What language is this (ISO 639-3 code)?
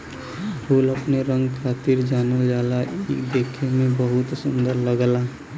bho